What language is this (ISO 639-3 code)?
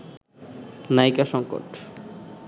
ben